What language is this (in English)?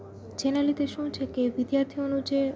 Gujarati